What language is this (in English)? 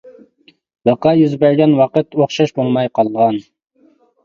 Uyghur